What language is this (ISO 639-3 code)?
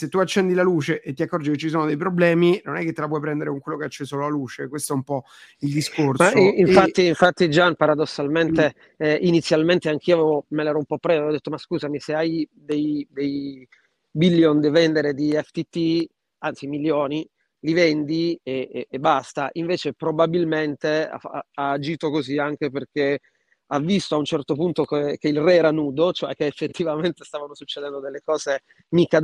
ita